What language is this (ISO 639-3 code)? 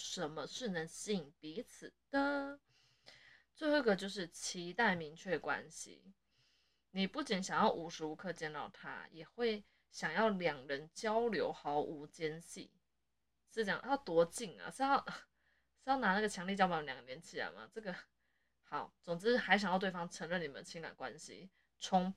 zho